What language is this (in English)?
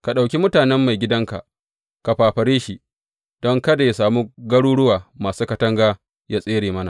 Hausa